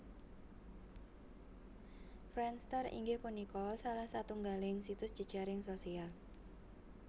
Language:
Javanese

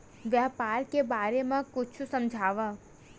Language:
Chhattisgarhi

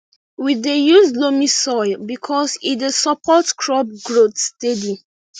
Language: Nigerian Pidgin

